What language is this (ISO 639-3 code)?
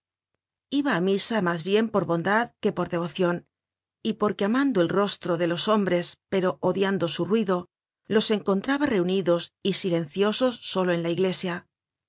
spa